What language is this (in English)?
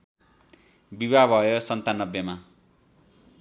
Nepali